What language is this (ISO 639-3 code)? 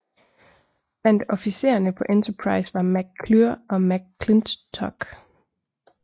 dan